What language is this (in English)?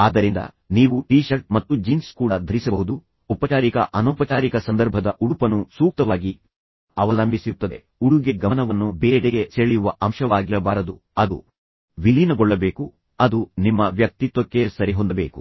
Kannada